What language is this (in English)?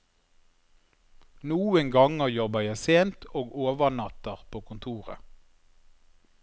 Norwegian